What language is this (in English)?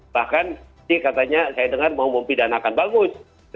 Indonesian